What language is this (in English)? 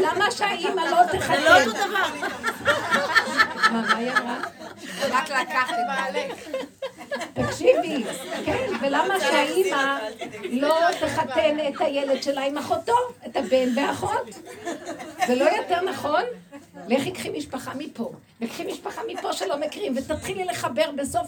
Hebrew